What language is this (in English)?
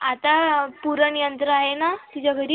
Marathi